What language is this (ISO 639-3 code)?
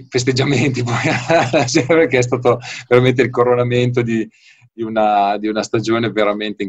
ita